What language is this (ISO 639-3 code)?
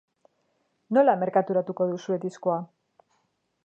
eus